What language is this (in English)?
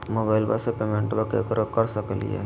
Magahi